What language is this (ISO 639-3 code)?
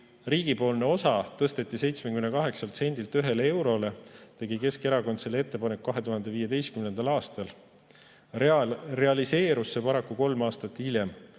est